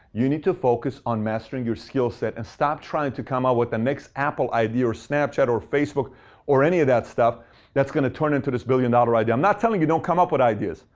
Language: English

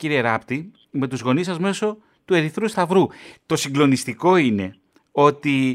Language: Greek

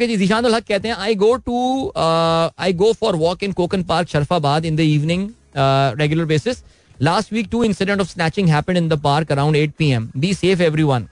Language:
Hindi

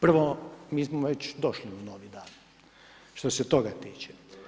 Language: Croatian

